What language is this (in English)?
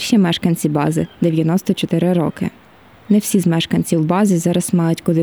Ukrainian